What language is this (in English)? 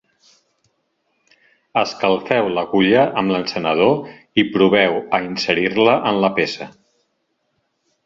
Catalan